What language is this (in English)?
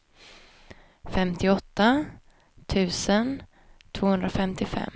Swedish